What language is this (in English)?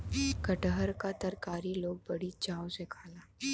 Bhojpuri